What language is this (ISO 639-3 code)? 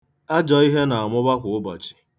ibo